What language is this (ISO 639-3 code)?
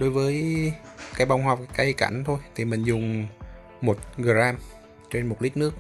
vie